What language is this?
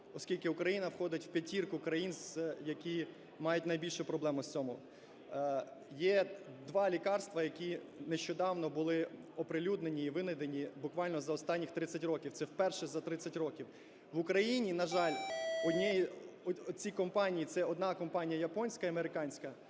Ukrainian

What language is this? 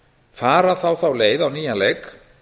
Icelandic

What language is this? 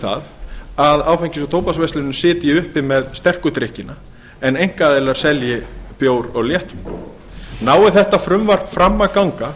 Icelandic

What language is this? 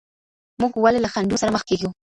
Pashto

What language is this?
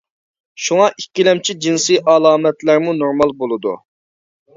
Uyghur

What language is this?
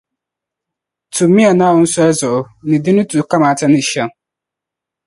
Dagbani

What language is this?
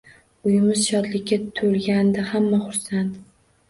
Uzbek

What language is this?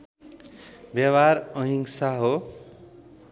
Nepali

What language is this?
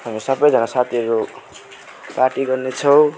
Nepali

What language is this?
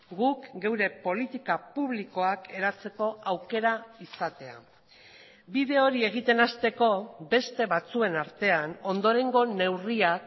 Basque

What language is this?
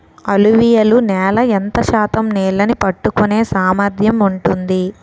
Telugu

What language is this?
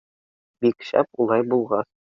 Bashkir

